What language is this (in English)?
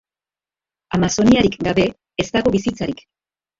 Basque